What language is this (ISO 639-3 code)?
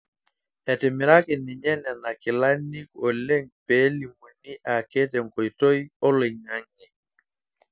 mas